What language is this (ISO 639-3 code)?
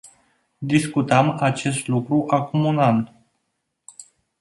ron